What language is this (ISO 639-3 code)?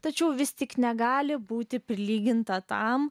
lit